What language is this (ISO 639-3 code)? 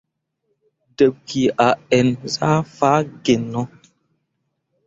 mua